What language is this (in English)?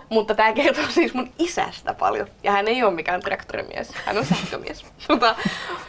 Finnish